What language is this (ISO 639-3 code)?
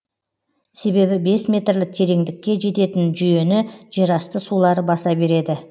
kaz